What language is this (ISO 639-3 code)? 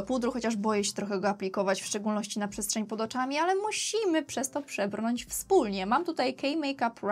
pol